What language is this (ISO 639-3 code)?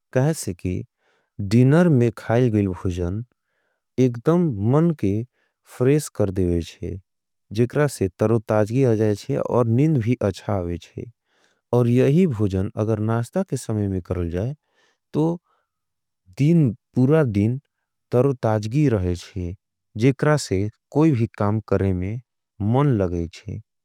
anp